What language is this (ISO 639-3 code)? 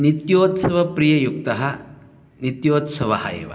san